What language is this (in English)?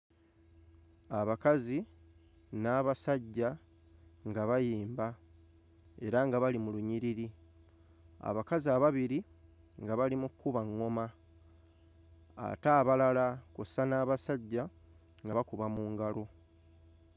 Ganda